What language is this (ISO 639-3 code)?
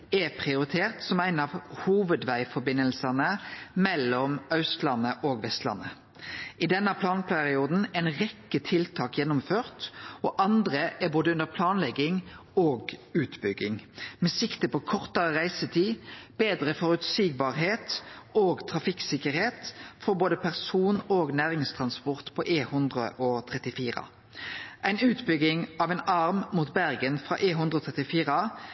nno